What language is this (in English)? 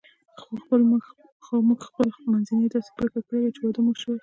Pashto